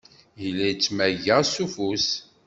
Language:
Kabyle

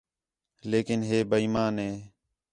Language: Khetrani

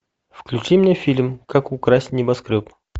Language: Russian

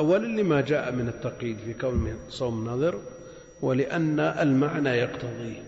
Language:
Arabic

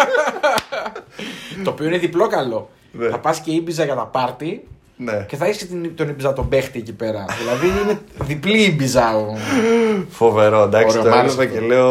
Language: Greek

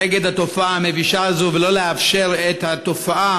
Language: Hebrew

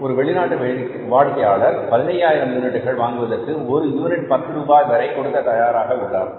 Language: Tamil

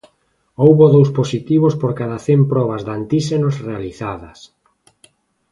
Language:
Galician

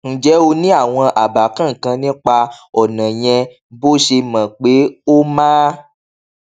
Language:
Yoruba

